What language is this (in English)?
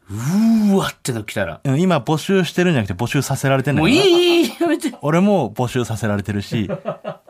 Japanese